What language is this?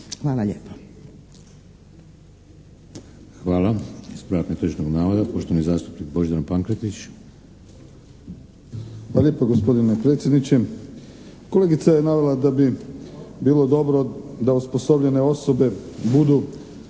Croatian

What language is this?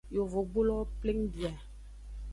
Aja (Benin)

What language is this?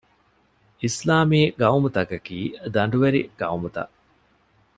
Divehi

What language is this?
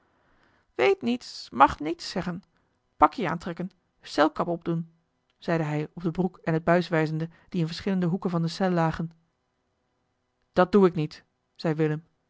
Dutch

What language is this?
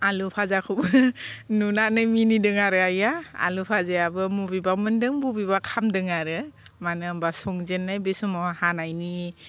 Bodo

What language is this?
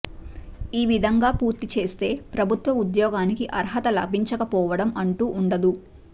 Telugu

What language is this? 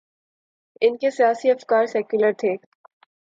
Urdu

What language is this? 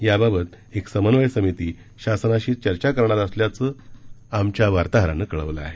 Marathi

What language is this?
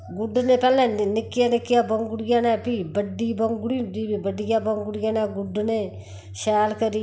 Dogri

